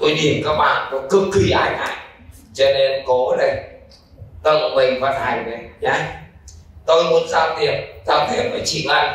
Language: Vietnamese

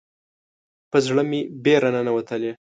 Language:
Pashto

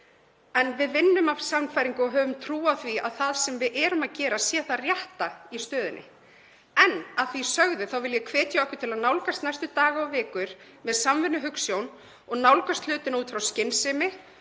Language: Icelandic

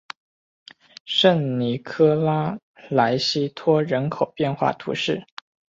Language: Chinese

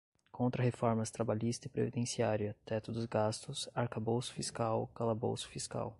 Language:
Portuguese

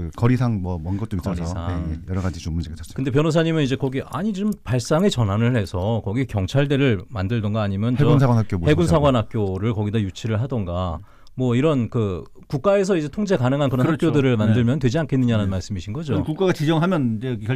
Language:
Korean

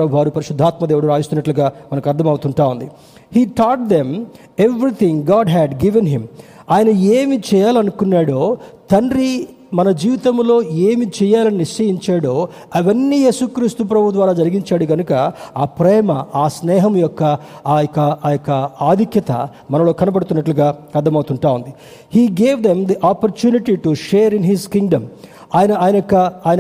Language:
Telugu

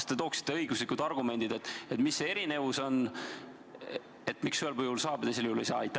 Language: Estonian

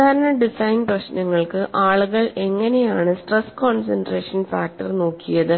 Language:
Malayalam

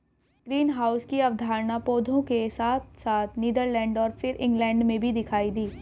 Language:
Hindi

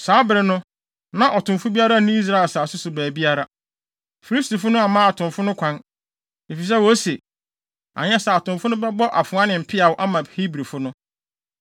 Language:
Akan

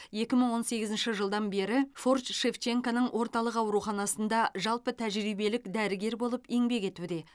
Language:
Kazakh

